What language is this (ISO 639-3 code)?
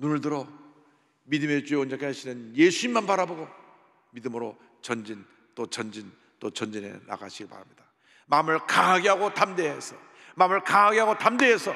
kor